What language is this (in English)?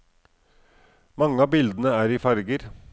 Norwegian